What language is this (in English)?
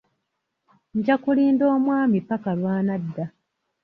Ganda